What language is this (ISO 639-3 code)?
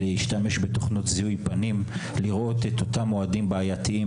heb